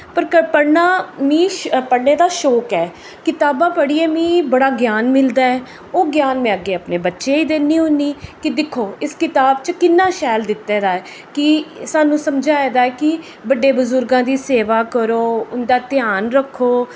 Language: Dogri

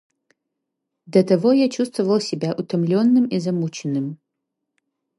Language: Russian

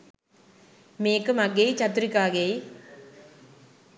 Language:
Sinhala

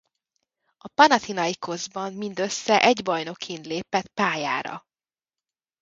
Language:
Hungarian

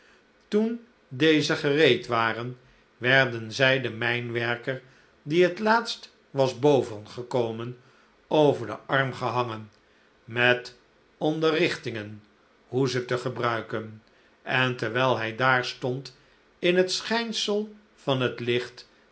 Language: Dutch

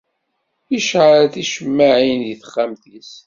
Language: Kabyle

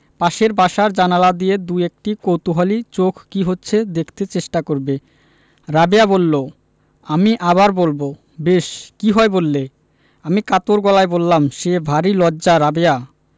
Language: Bangla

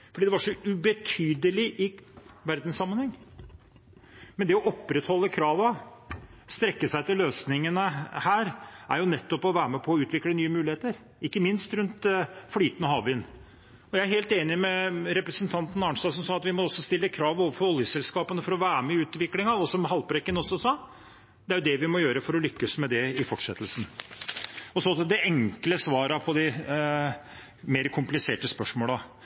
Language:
Norwegian Bokmål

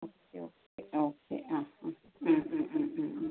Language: Malayalam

